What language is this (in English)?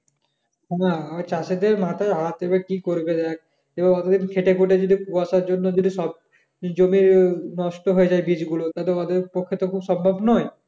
Bangla